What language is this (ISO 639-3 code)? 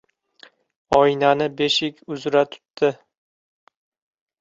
uzb